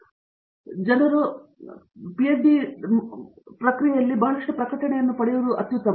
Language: Kannada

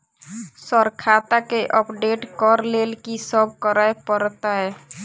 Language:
Maithili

